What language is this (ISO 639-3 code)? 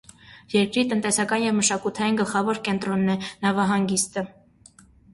hye